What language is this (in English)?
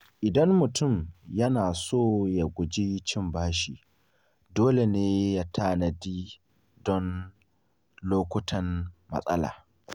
Hausa